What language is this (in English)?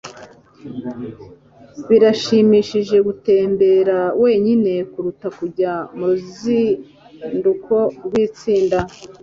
Kinyarwanda